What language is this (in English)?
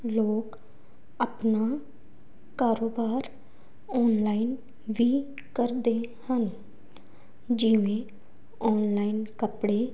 Punjabi